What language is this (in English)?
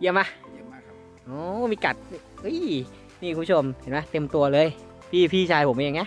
Thai